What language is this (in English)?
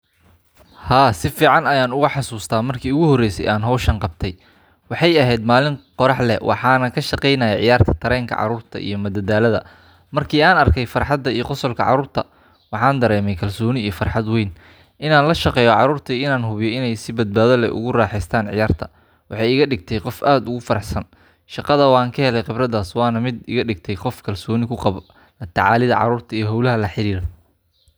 Somali